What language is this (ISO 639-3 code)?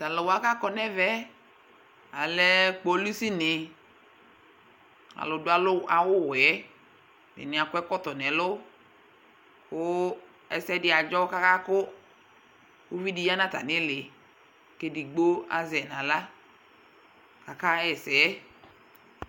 kpo